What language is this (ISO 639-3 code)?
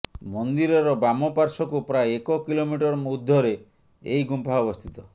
ori